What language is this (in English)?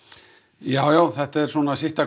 Icelandic